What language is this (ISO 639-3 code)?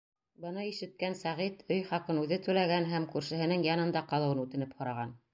bak